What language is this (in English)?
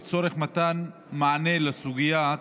Hebrew